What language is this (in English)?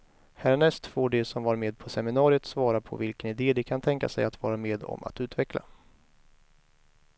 Swedish